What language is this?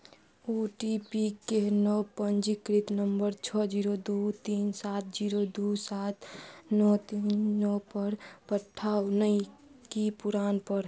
Maithili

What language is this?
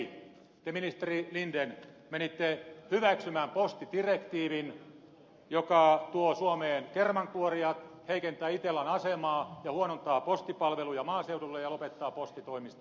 Finnish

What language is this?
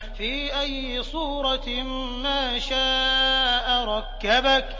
Arabic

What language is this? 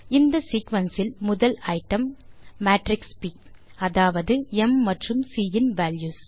Tamil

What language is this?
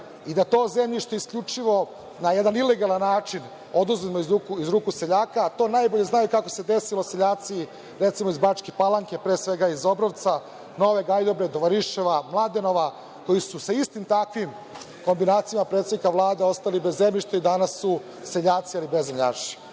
Serbian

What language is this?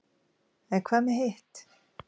Icelandic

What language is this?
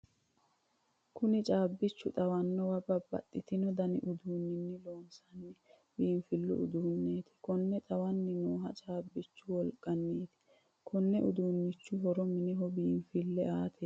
Sidamo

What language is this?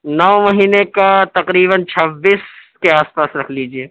Urdu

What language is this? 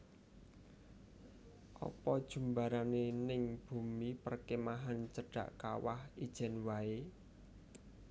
Javanese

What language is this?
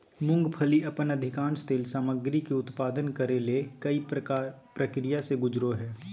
Magahi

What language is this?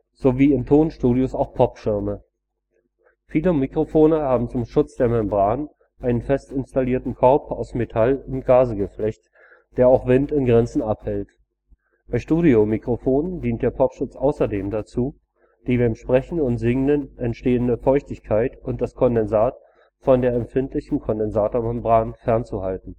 German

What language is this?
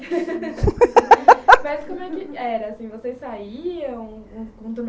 Portuguese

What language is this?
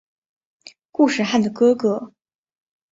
Chinese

